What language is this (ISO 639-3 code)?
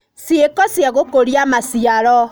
kik